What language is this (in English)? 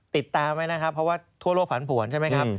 Thai